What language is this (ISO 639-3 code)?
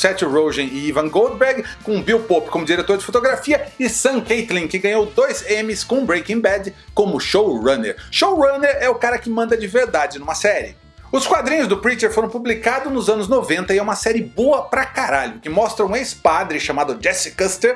por